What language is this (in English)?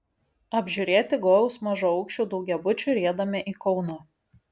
Lithuanian